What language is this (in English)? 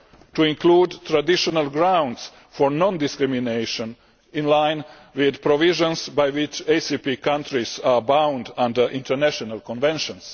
English